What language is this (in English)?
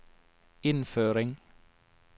Norwegian